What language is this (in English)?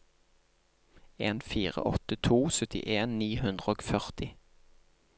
Norwegian